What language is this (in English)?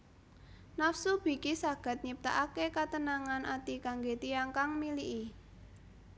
Javanese